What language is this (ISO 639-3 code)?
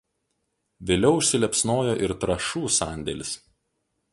lit